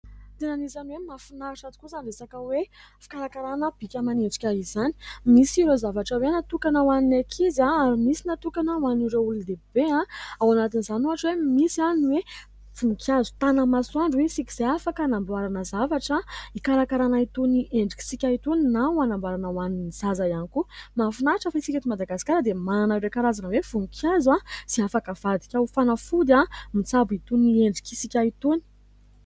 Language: Malagasy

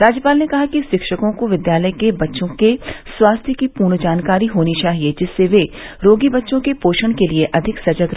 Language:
Hindi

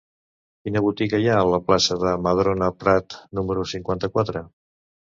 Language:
Catalan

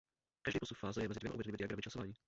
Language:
Czech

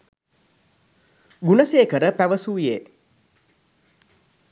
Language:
Sinhala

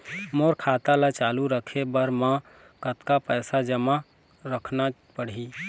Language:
Chhattisgarhi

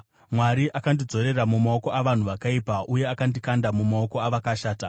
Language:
Shona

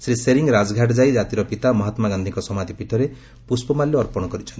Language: Odia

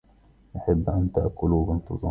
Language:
Arabic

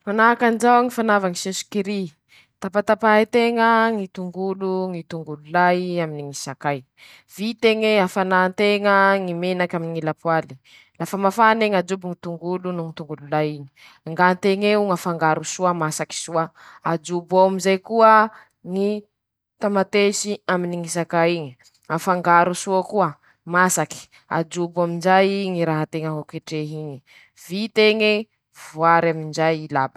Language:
Masikoro Malagasy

